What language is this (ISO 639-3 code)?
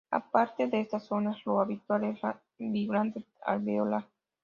spa